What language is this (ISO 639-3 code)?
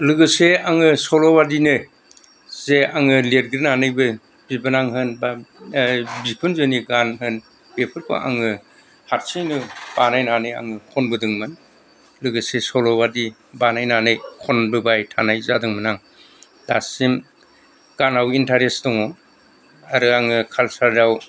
brx